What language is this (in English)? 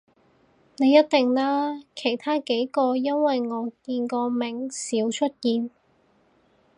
Cantonese